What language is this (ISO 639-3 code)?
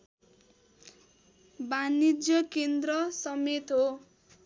nep